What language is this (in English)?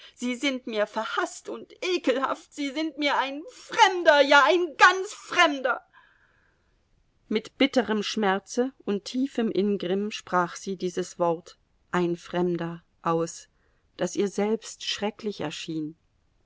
German